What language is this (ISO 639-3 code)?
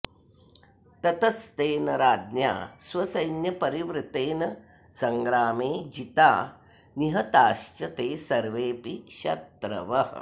san